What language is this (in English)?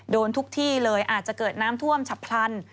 Thai